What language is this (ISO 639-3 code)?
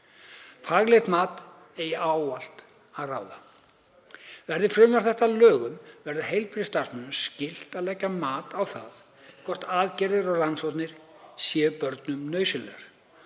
isl